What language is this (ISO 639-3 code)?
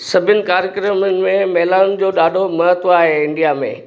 snd